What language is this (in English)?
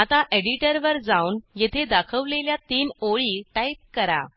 Marathi